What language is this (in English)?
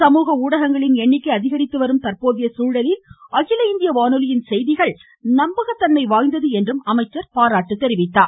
Tamil